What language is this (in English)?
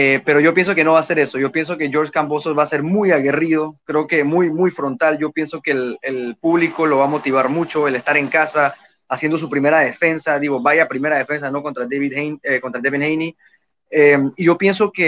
Spanish